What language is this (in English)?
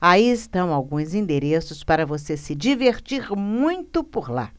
Portuguese